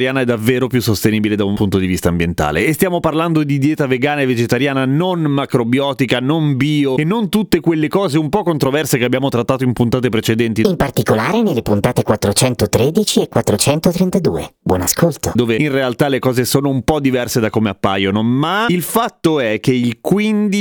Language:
Italian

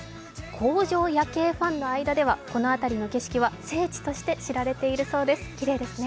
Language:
Japanese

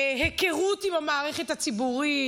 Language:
Hebrew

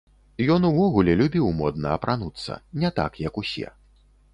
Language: Belarusian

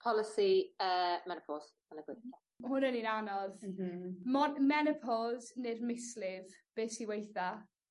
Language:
Welsh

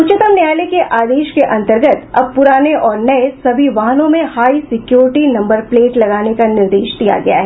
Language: Hindi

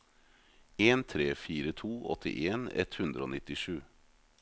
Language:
Norwegian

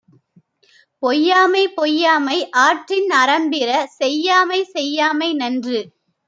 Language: Tamil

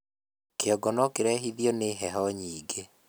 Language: Kikuyu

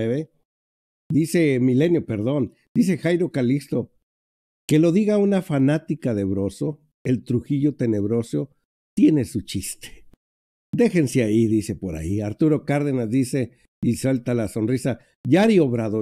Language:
Spanish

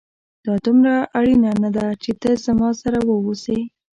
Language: Pashto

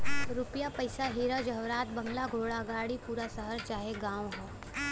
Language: Bhojpuri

